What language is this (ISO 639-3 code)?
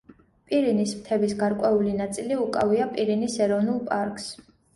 kat